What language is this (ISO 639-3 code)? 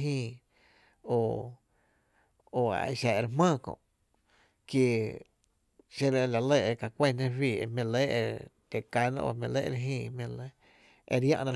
cte